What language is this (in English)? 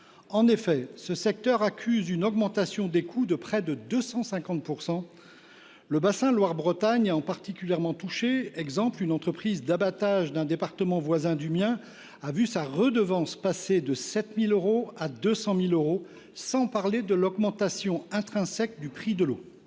French